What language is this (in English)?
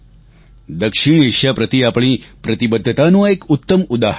Gujarati